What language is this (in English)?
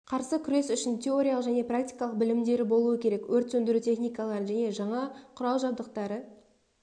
Kazakh